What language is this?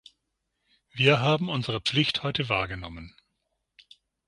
German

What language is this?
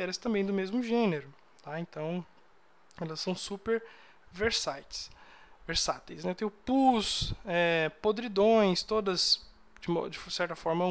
Portuguese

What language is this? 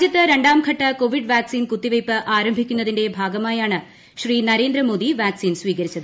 Malayalam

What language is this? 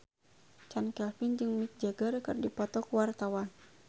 Sundanese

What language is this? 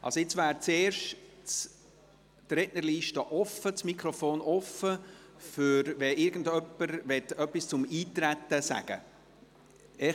Swiss German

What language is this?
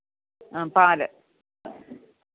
Malayalam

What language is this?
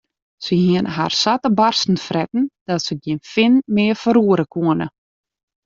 Western Frisian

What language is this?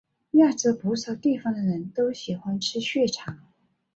Chinese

